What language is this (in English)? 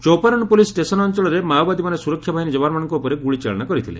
Odia